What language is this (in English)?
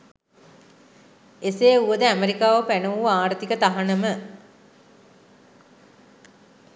Sinhala